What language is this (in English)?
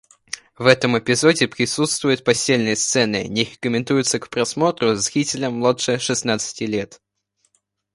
Russian